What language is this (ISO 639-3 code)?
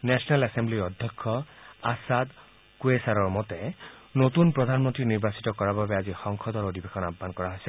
asm